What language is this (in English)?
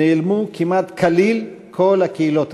Hebrew